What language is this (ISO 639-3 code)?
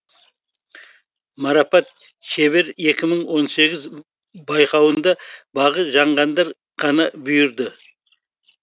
kaz